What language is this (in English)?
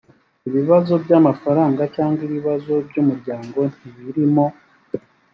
Kinyarwanda